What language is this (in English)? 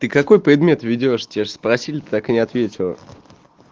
Russian